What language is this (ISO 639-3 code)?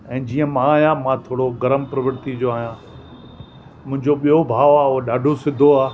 snd